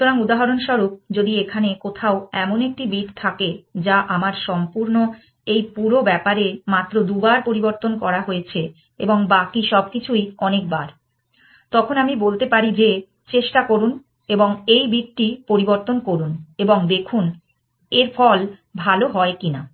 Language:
Bangla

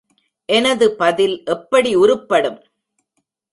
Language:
Tamil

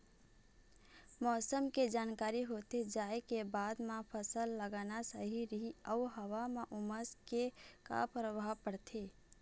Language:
Chhattisgarhi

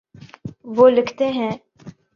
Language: Urdu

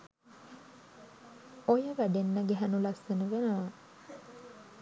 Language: Sinhala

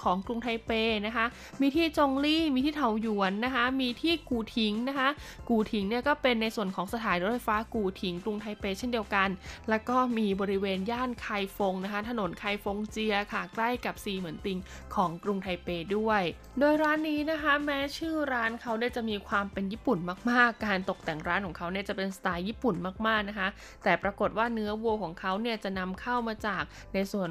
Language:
Thai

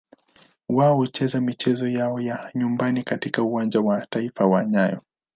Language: Swahili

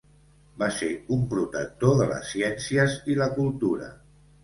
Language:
Catalan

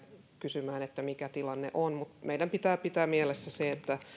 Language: Finnish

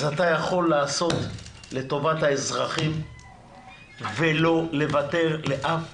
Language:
Hebrew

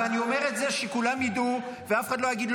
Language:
Hebrew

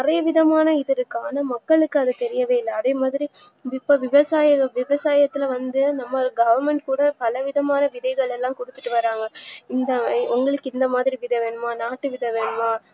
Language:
Tamil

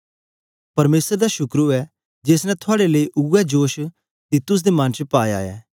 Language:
Dogri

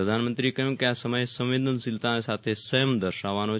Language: Gujarati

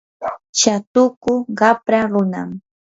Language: Yanahuanca Pasco Quechua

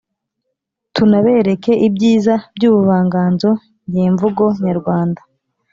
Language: Kinyarwanda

